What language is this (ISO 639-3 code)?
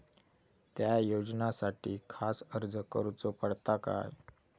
mar